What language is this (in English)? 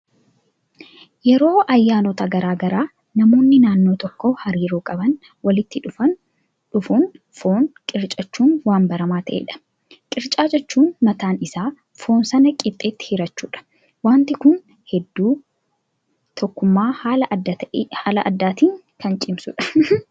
Oromo